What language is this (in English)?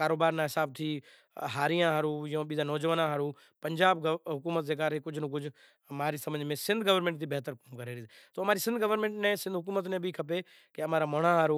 Kachi Koli